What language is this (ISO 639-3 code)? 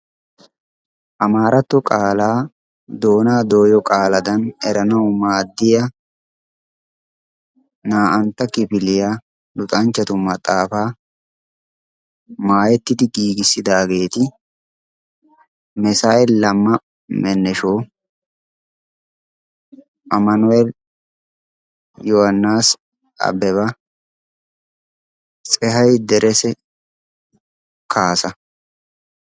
wal